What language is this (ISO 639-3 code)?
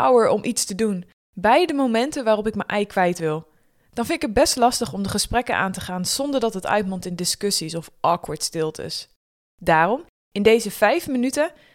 nld